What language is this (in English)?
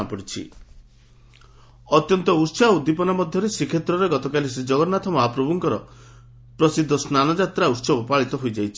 Odia